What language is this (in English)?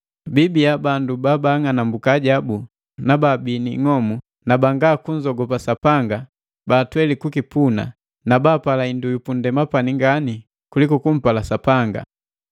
Matengo